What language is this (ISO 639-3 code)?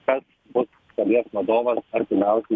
lit